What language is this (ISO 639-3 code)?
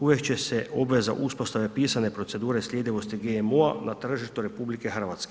hrv